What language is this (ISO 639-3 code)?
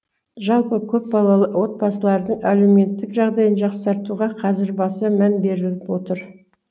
kaz